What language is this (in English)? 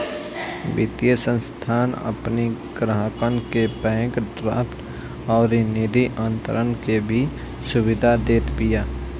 Bhojpuri